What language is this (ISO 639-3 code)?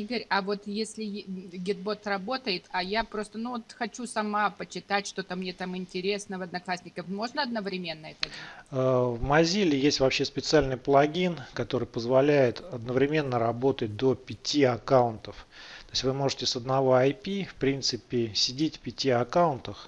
rus